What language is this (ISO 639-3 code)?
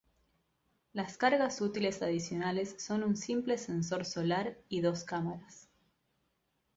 spa